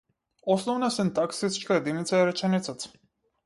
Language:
Macedonian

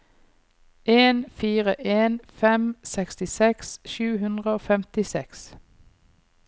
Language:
Norwegian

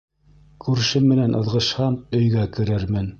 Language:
Bashkir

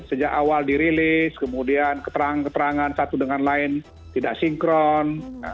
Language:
Indonesian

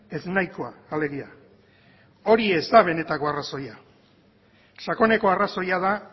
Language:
Basque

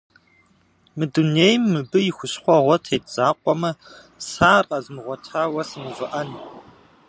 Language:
Kabardian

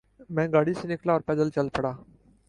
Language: Urdu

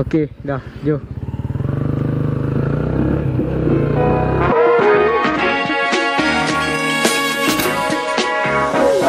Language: Malay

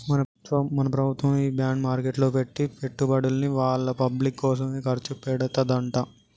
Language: Telugu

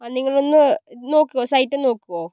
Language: Malayalam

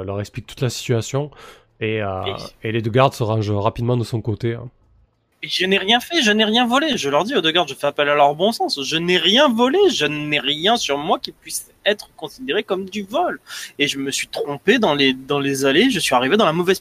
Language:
French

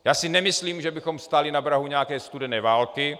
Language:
Czech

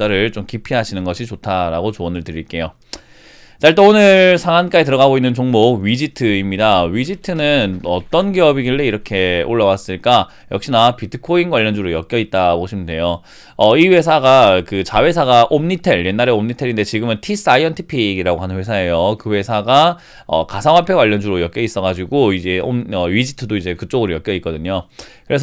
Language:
Korean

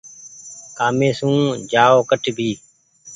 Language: Goaria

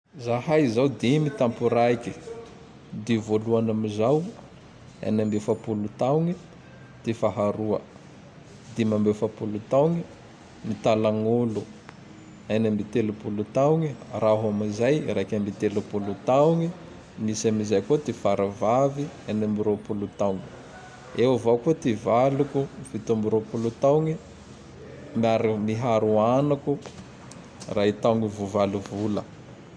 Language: Tandroy-Mahafaly Malagasy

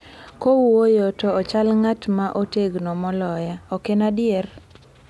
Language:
Luo (Kenya and Tanzania)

